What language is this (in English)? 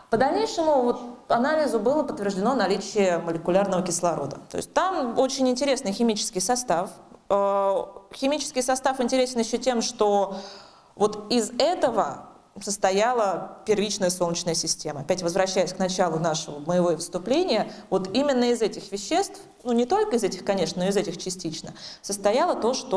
Russian